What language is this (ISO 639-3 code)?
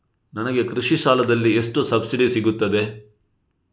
kan